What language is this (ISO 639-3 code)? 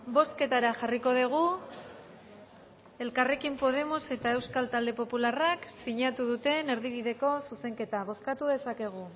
eus